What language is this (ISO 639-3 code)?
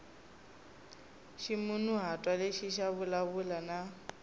tso